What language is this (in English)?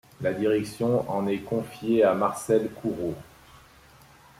French